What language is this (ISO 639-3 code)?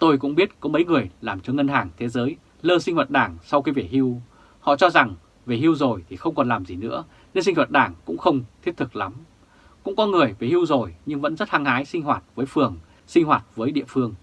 vie